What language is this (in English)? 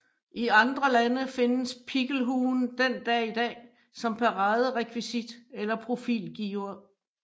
Danish